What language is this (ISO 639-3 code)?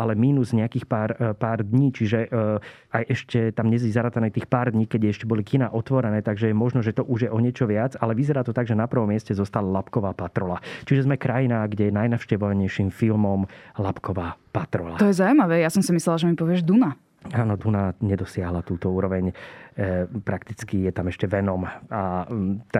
slk